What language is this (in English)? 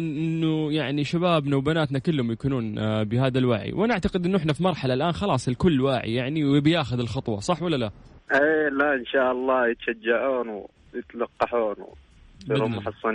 Arabic